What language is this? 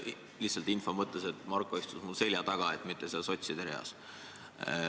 Estonian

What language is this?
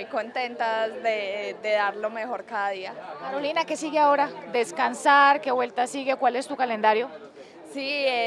Spanish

